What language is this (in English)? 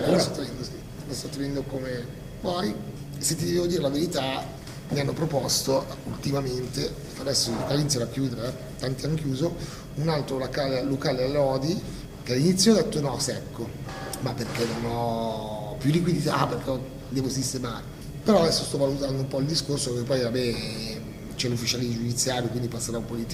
Italian